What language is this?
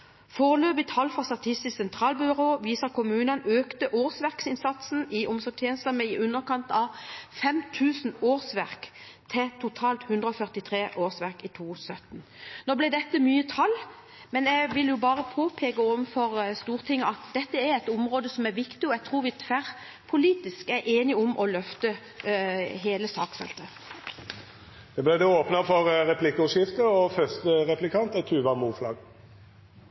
Norwegian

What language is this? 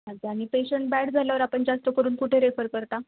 Marathi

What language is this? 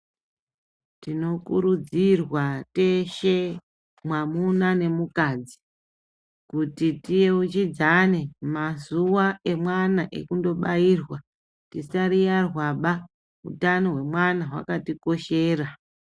Ndau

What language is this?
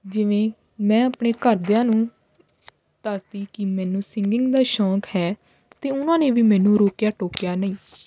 Punjabi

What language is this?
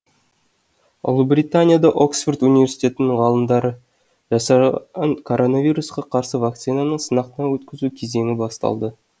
Kazakh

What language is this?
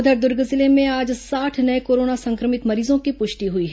Hindi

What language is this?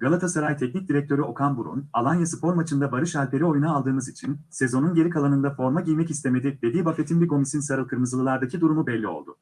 Turkish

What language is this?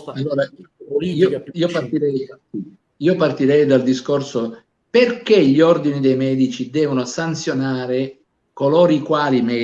Italian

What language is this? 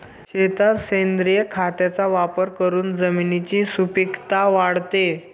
Marathi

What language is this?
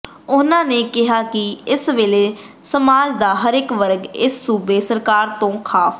Punjabi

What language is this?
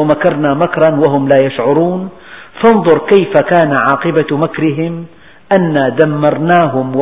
Arabic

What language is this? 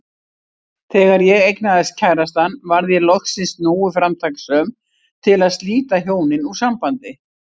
Icelandic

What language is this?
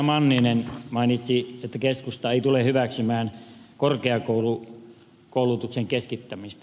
Finnish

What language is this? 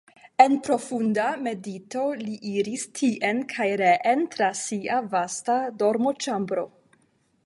Esperanto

